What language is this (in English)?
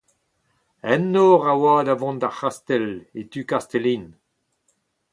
Breton